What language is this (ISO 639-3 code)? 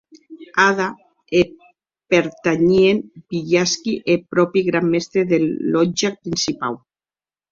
oci